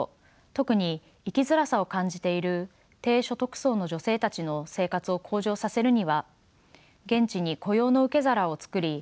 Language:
Japanese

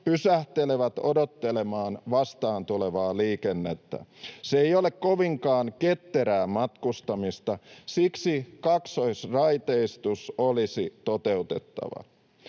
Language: Finnish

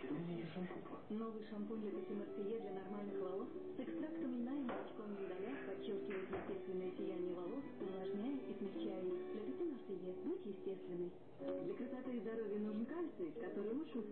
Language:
Russian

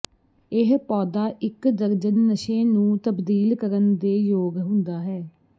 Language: Punjabi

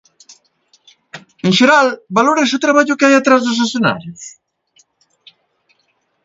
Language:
Galician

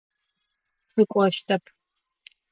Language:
Adyghe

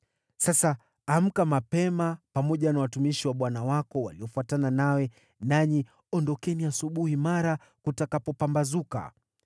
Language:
Swahili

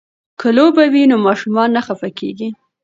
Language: Pashto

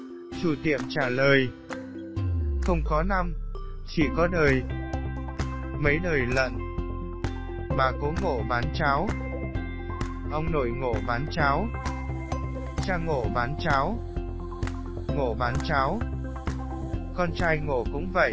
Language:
Vietnamese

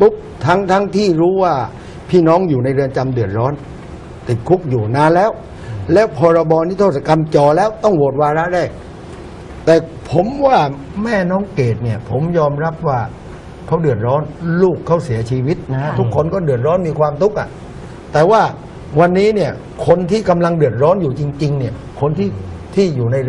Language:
Thai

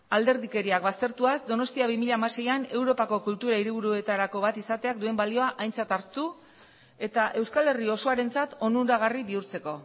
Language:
Basque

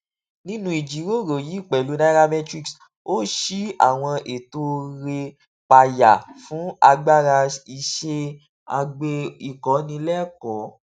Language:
Yoruba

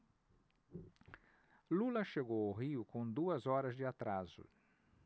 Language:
Portuguese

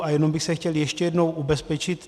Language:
Czech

